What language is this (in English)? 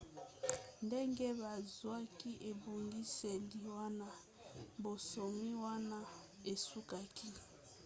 Lingala